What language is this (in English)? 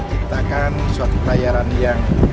Indonesian